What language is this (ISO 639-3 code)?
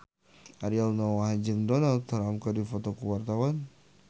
sun